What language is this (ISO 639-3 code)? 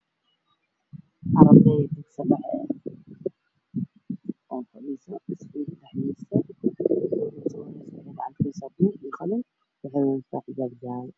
som